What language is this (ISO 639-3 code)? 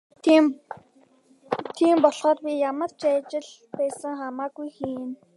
mon